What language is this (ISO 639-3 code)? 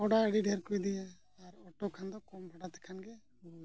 sat